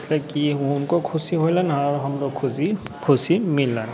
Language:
Maithili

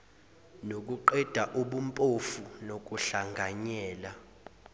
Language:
Zulu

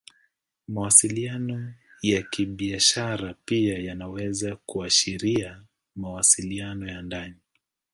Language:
Swahili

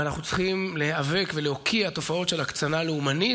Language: Hebrew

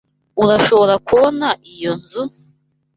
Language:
Kinyarwanda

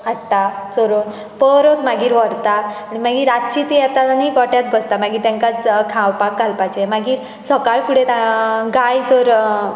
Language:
Konkani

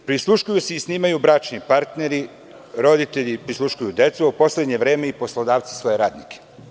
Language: Serbian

